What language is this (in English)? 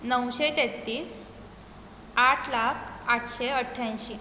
Konkani